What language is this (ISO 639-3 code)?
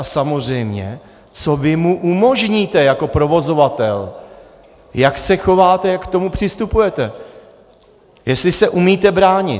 ces